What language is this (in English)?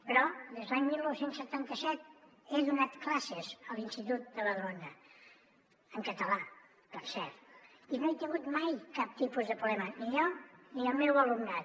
Catalan